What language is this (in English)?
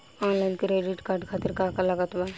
Bhojpuri